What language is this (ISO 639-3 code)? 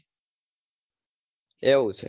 guj